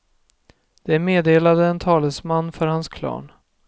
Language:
Swedish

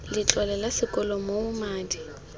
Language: Tswana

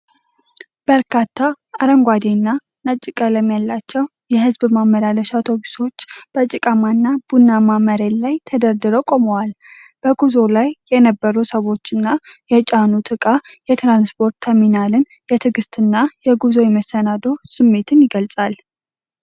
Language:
Amharic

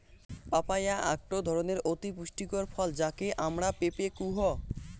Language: Bangla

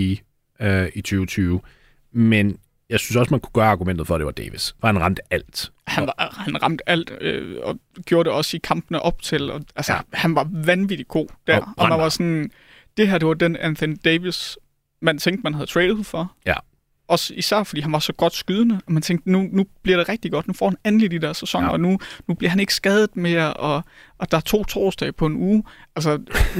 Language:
Danish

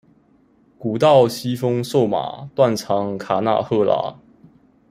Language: Chinese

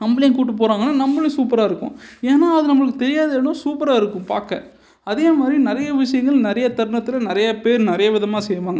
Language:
Tamil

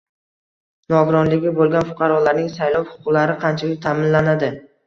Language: Uzbek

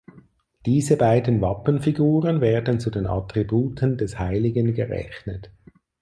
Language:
German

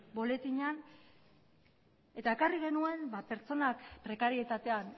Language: Basque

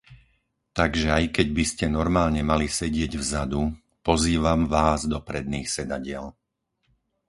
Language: Slovak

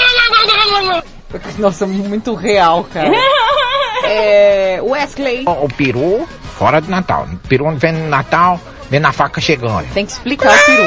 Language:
Portuguese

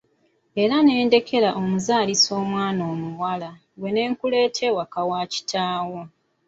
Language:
Ganda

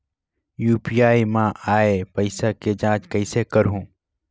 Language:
Chhattisgarhi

